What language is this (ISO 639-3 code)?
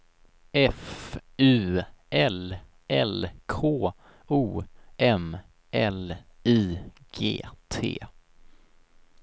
swe